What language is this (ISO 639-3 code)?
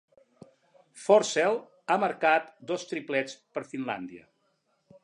cat